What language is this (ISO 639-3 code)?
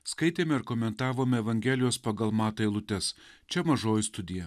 lit